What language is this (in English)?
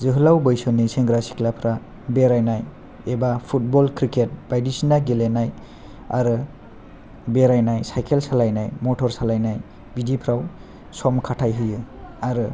Bodo